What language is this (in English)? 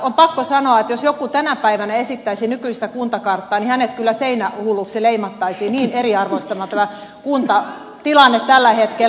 Finnish